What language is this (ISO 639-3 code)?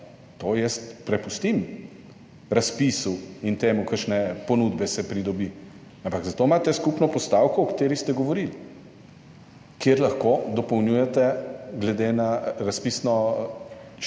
slv